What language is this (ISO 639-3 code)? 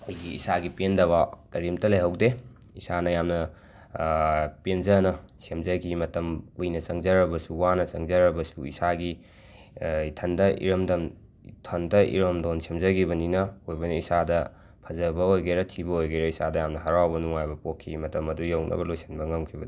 mni